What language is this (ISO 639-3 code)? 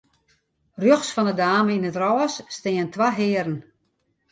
fry